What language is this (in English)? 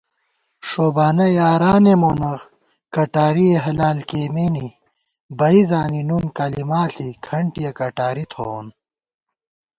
Gawar-Bati